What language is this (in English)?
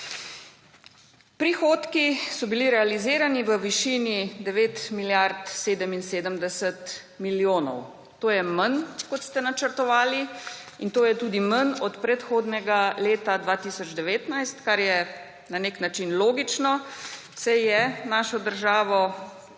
Slovenian